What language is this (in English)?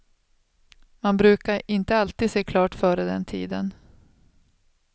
Swedish